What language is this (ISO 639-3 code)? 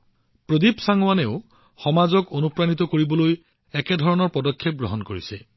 asm